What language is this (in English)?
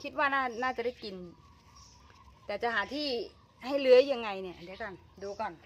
Thai